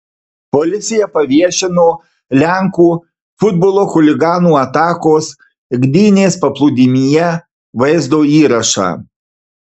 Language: Lithuanian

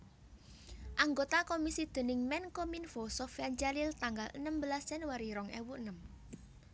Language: Javanese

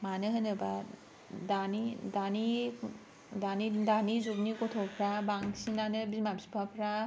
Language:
Bodo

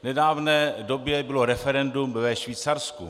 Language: Czech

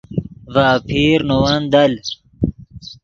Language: Yidgha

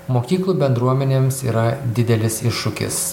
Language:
Lithuanian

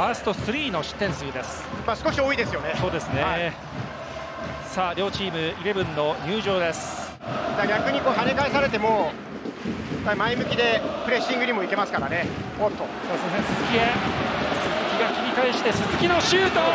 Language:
Japanese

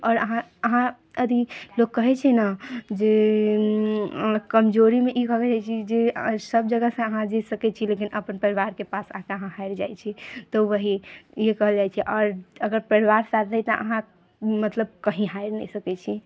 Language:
Maithili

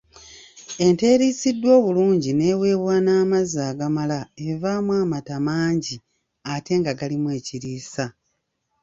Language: Ganda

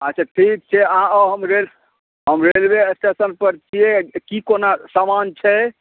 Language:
Maithili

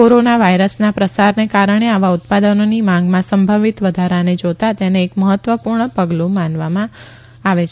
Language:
Gujarati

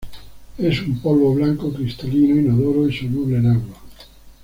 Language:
Spanish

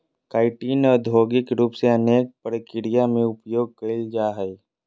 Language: Magahi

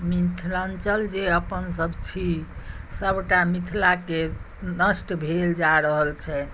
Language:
Maithili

